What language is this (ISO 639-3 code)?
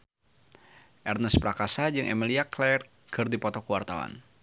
sun